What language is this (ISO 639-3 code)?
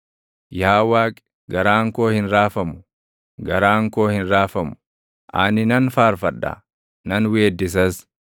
orm